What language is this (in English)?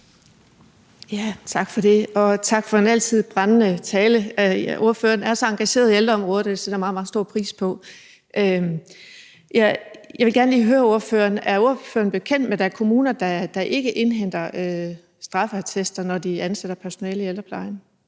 Danish